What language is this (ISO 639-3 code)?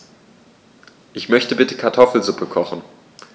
deu